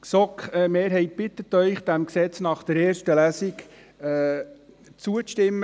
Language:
Swiss German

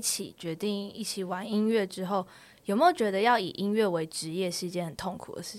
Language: Chinese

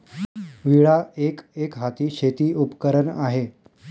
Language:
Marathi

